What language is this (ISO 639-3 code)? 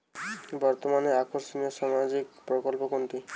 ben